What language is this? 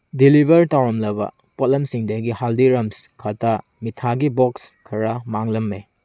Manipuri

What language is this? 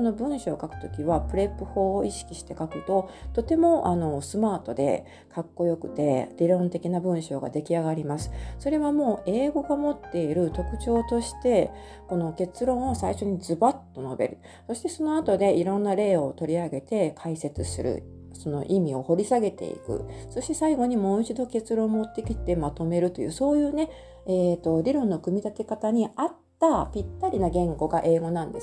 Japanese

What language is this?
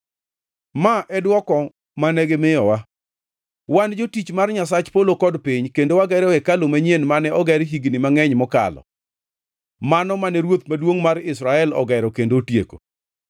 Luo (Kenya and Tanzania)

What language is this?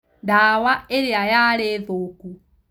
Kikuyu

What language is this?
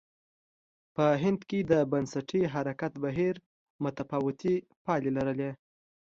Pashto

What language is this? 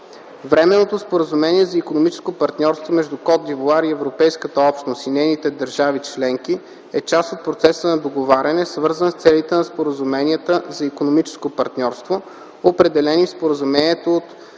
Bulgarian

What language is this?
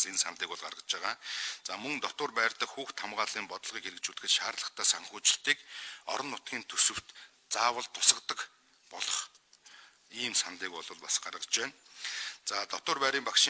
Turkish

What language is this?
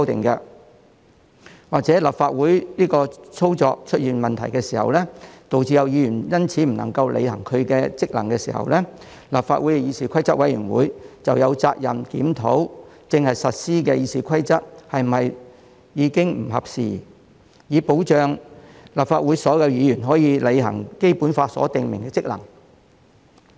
Cantonese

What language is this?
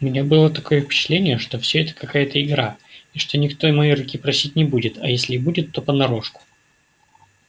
Russian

